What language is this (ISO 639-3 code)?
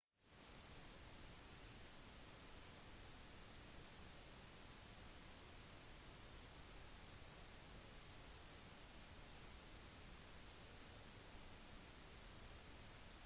nob